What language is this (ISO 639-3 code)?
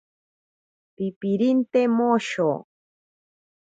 prq